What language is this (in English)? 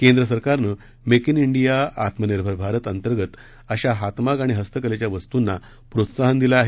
Marathi